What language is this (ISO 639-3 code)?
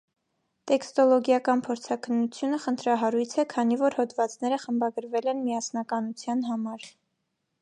hye